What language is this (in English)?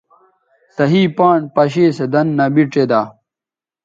Bateri